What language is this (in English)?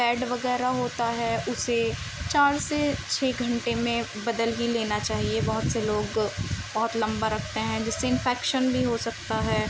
Urdu